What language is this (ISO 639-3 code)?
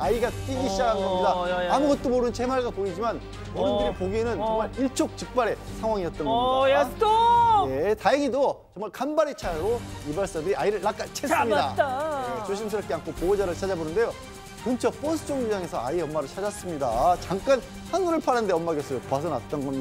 kor